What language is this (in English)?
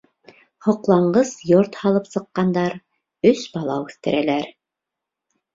Bashkir